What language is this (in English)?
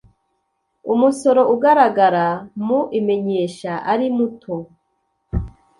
Kinyarwanda